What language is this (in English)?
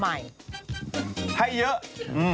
Thai